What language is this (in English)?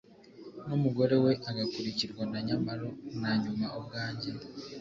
Kinyarwanda